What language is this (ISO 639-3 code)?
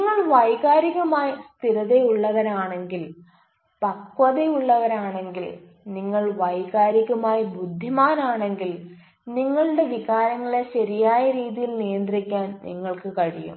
mal